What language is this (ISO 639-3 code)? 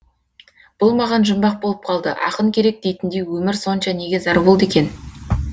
kaz